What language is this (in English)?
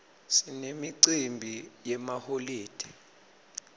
Swati